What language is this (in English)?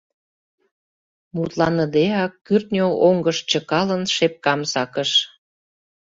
Mari